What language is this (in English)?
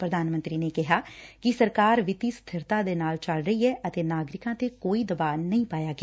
Punjabi